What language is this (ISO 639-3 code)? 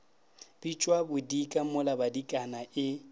nso